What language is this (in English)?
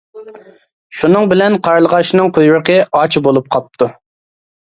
Uyghur